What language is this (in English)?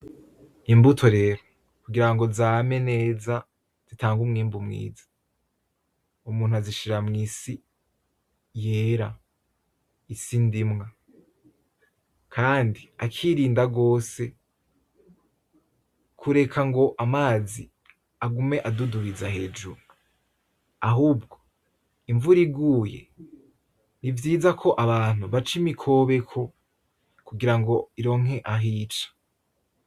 Rundi